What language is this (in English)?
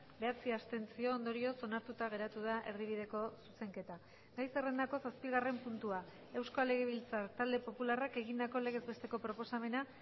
Basque